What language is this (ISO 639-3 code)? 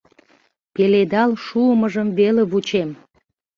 chm